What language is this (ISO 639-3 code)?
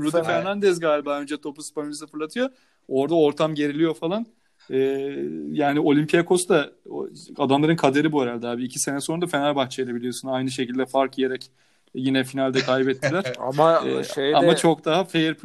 tur